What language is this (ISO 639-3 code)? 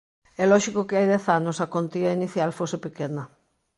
glg